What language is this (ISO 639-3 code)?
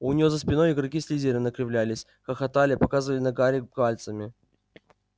rus